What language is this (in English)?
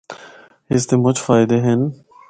Northern Hindko